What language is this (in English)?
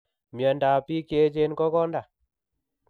Kalenjin